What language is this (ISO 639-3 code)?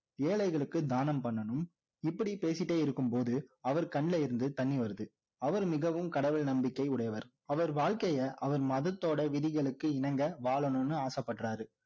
tam